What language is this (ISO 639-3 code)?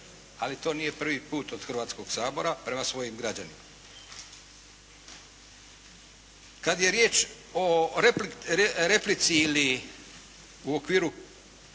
hrv